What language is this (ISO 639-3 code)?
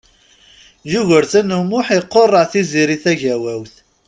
kab